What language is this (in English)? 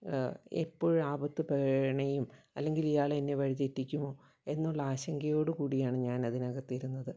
Malayalam